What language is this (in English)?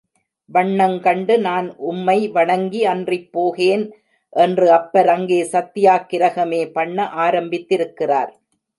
Tamil